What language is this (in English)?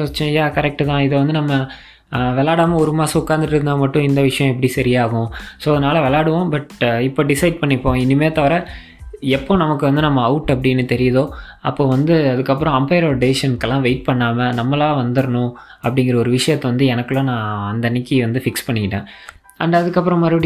Tamil